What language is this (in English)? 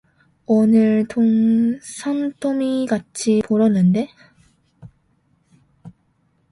Korean